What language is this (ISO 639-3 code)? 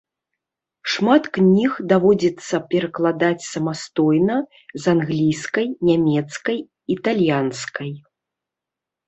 bel